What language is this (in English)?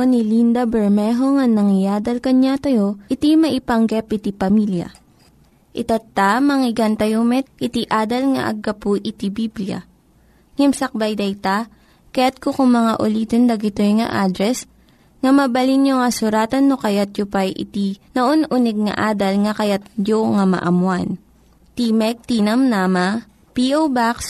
Filipino